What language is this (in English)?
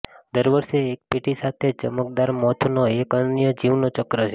Gujarati